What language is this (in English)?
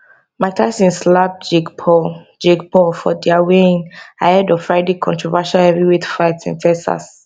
Nigerian Pidgin